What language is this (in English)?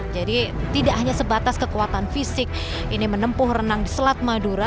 Indonesian